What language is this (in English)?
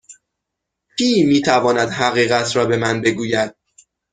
Persian